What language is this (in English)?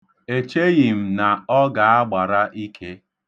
Igbo